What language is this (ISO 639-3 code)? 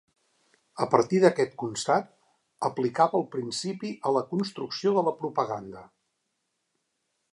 cat